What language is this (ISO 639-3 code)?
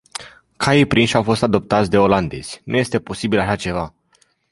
ron